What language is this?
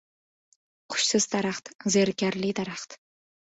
Uzbek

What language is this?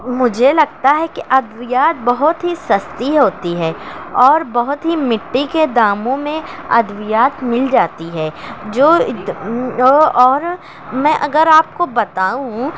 Urdu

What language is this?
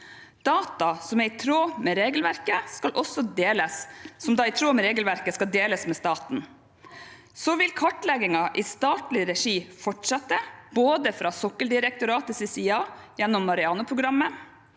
Norwegian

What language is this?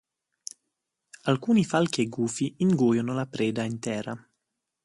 Italian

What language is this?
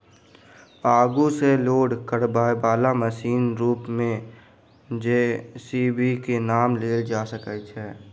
Maithili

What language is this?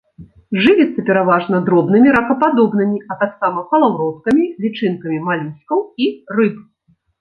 Belarusian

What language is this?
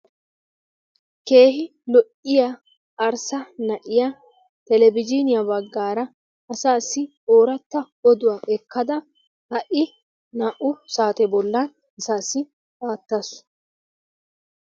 Wolaytta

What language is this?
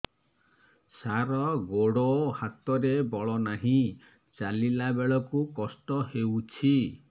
Odia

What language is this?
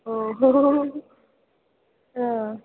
Bodo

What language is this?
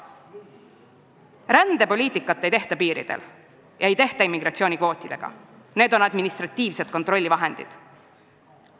Estonian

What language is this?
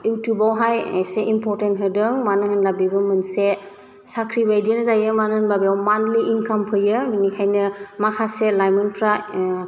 Bodo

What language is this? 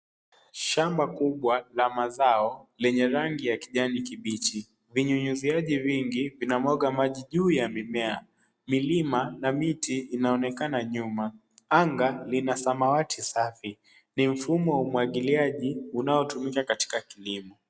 Swahili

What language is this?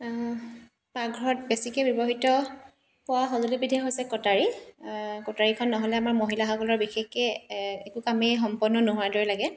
Assamese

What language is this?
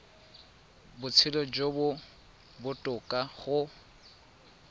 Tswana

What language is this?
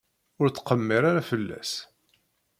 Kabyle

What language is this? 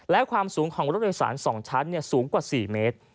Thai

